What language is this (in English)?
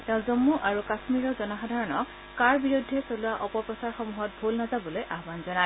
Assamese